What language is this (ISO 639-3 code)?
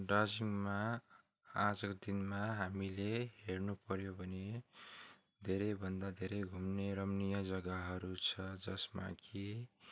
nep